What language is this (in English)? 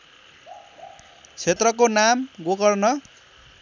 Nepali